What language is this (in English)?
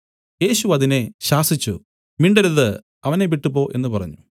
Malayalam